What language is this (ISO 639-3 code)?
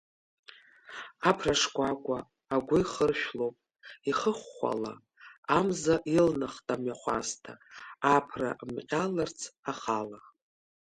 abk